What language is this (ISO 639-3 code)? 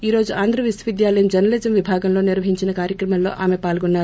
tel